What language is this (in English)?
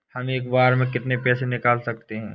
Hindi